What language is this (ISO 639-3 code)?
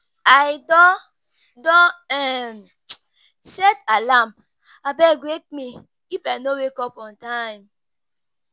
pcm